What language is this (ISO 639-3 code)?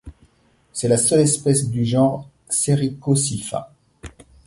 fra